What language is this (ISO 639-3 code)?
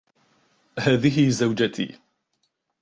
ara